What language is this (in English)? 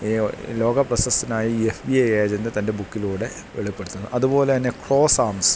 Malayalam